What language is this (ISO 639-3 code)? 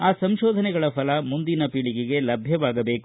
kan